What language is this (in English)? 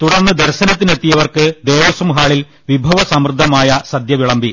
Malayalam